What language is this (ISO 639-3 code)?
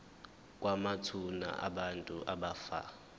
zul